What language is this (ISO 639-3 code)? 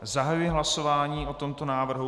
ces